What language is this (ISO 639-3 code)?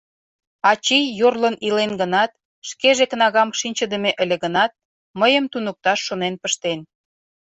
chm